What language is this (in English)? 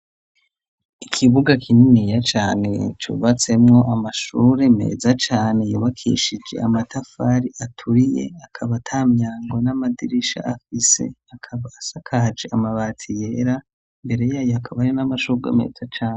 Rundi